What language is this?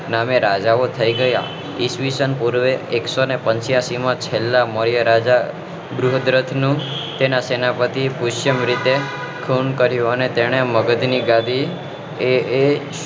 Gujarati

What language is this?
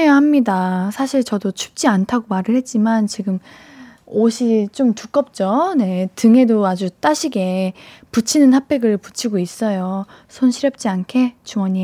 Korean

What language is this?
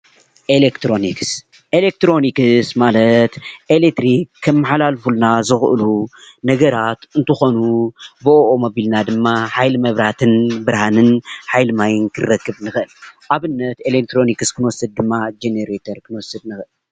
Tigrinya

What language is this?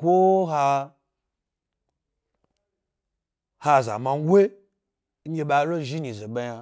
Gbari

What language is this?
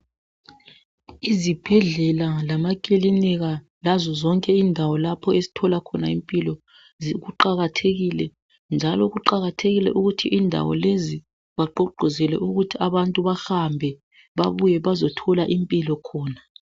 North Ndebele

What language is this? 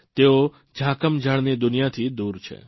Gujarati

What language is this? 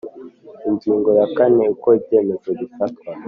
Kinyarwanda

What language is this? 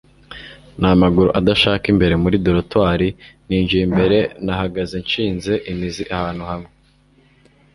Kinyarwanda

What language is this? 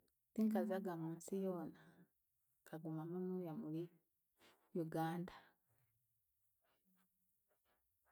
Chiga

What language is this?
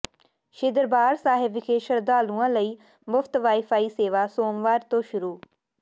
Punjabi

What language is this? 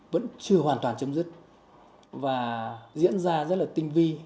Vietnamese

